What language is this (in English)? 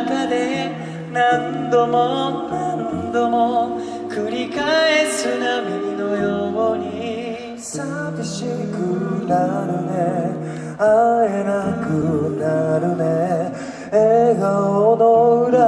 Japanese